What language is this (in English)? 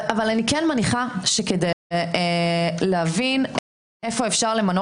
Hebrew